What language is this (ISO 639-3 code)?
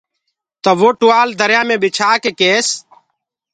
ggg